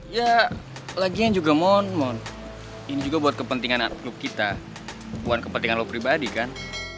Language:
Indonesian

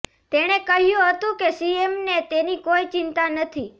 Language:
Gujarati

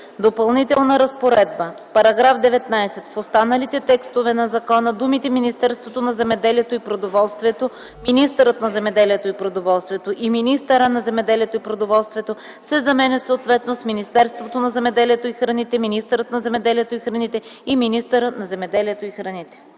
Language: Bulgarian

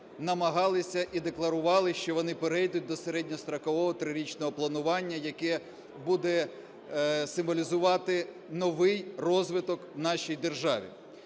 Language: Ukrainian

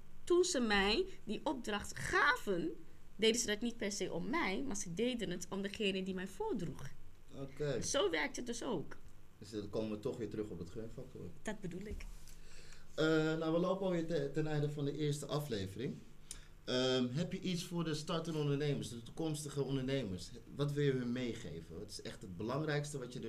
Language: Dutch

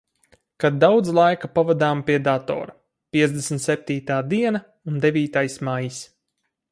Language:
Latvian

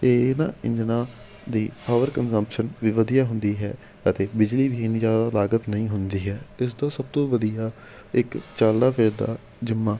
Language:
Punjabi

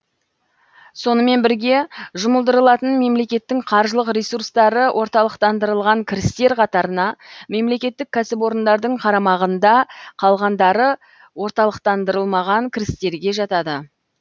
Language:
Kazakh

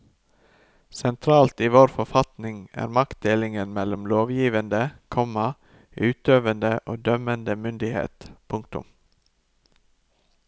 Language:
Norwegian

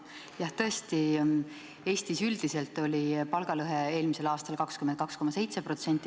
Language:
Estonian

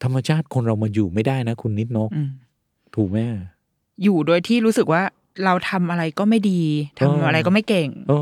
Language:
Thai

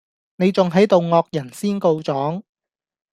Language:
Cantonese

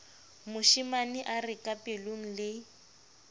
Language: Southern Sotho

